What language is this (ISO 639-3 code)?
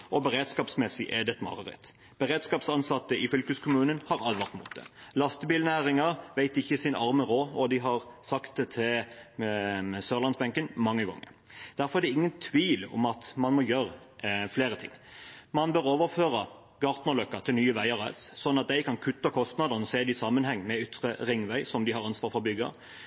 nob